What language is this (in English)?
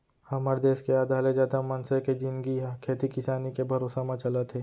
Chhattisgarhi